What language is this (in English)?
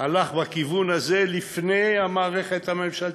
Hebrew